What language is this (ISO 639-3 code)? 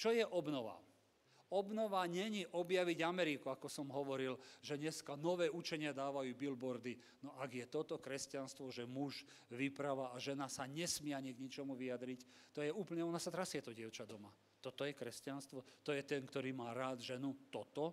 slk